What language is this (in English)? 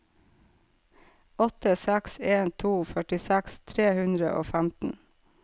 Norwegian